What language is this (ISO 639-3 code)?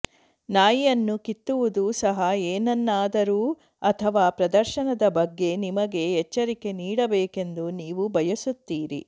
kan